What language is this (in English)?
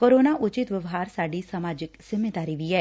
Punjabi